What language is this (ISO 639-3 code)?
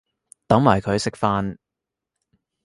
yue